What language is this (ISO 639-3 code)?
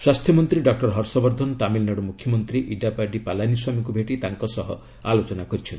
ori